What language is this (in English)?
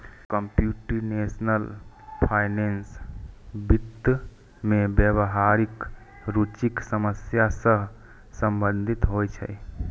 Maithili